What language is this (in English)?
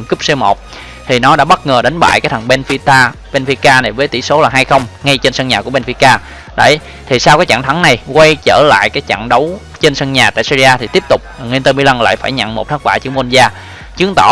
Vietnamese